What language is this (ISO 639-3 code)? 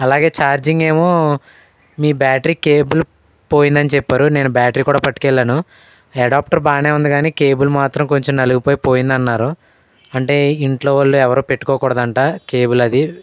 tel